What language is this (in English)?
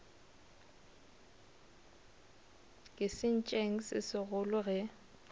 Northern Sotho